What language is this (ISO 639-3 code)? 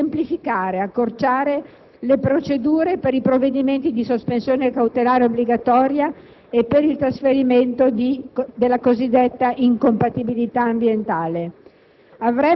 ita